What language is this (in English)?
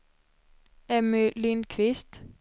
Swedish